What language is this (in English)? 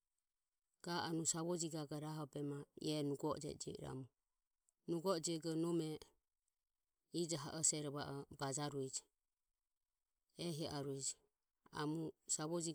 Ömie